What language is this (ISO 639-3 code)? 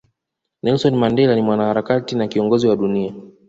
swa